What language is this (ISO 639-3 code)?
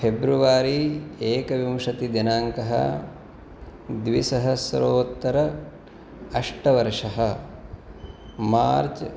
san